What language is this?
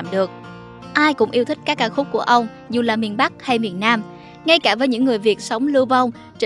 Vietnamese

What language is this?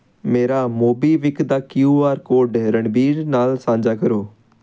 Punjabi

